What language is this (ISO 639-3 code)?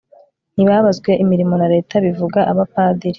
kin